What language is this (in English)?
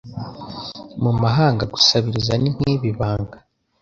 Kinyarwanda